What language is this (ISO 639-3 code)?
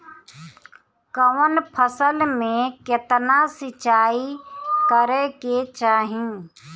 bho